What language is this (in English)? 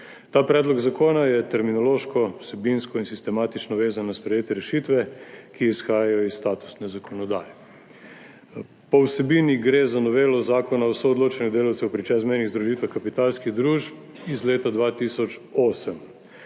Slovenian